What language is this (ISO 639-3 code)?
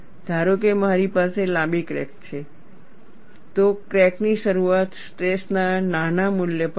guj